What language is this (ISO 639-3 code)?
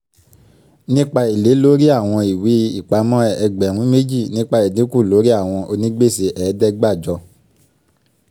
yor